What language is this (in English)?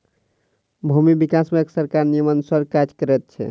Maithili